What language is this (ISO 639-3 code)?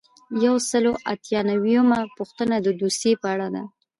pus